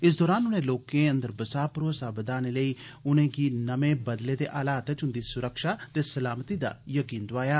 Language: Dogri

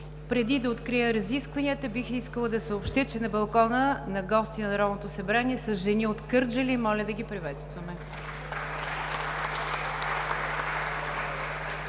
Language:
Bulgarian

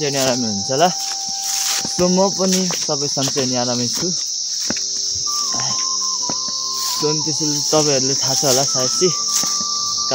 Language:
Indonesian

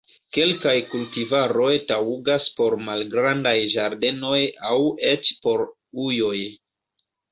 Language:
Esperanto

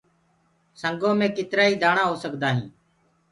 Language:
Gurgula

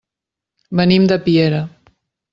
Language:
Catalan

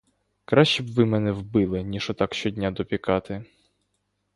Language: Ukrainian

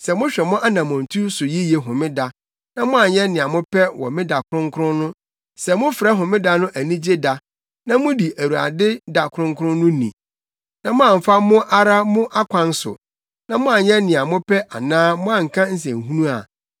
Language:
Akan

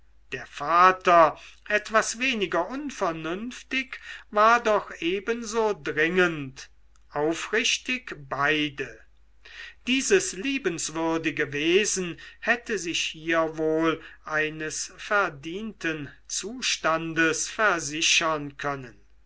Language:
German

